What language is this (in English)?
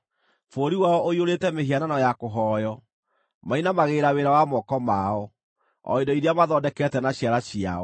Kikuyu